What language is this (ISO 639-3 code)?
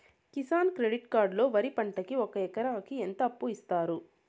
tel